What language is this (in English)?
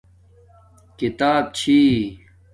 Domaaki